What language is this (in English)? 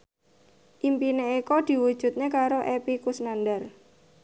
Javanese